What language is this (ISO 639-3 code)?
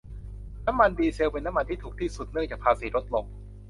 tha